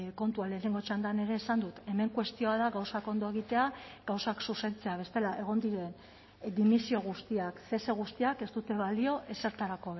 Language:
Basque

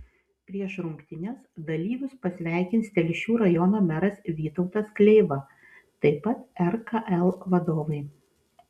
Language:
Lithuanian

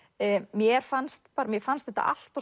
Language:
Icelandic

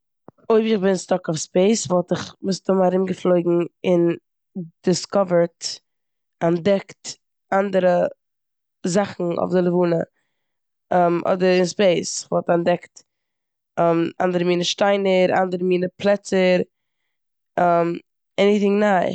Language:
Yiddish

